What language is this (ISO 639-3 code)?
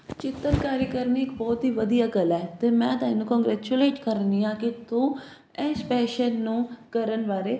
pan